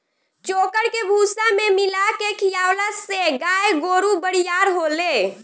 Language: Bhojpuri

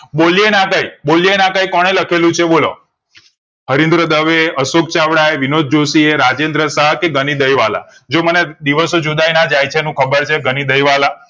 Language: Gujarati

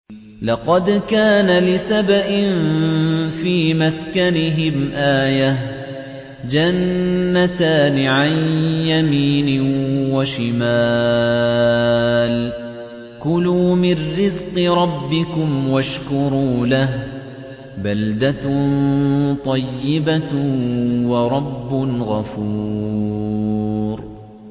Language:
Arabic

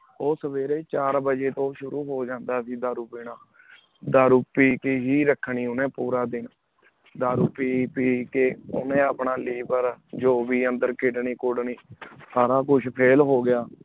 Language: Punjabi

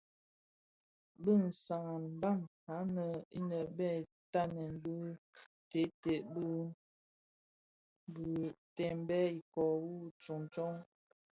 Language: Bafia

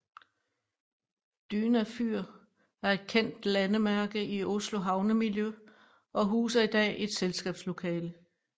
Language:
Danish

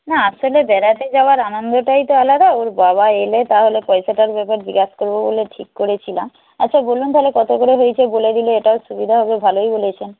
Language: Bangla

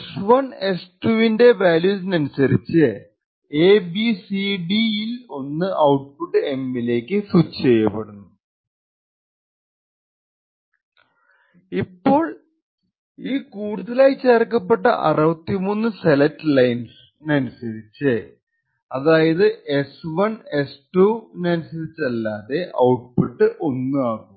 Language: Malayalam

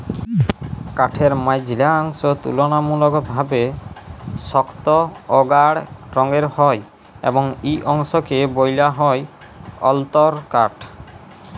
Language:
Bangla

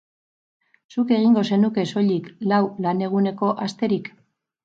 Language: Basque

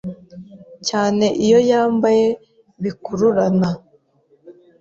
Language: Kinyarwanda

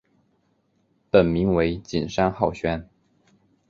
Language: Chinese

